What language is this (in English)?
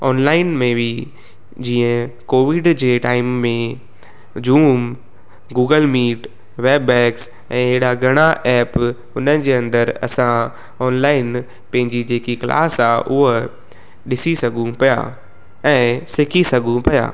Sindhi